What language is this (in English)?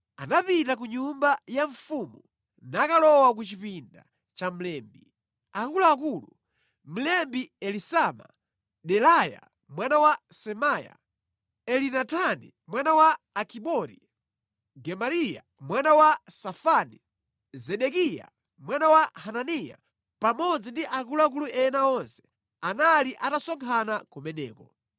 Nyanja